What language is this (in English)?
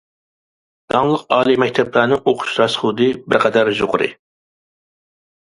Uyghur